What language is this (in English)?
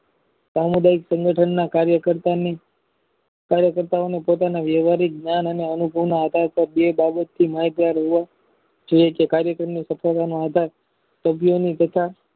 Gujarati